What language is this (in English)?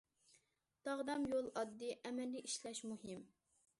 Uyghur